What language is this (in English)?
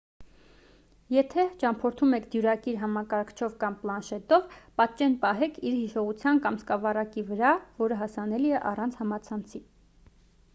Armenian